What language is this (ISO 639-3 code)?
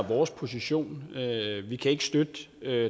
dan